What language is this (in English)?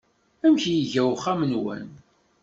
Kabyle